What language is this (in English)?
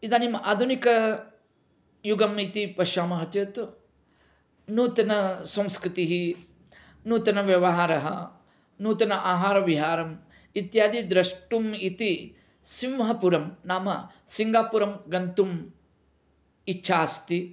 Sanskrit